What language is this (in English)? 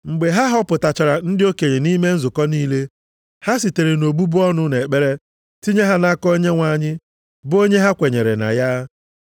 Igbo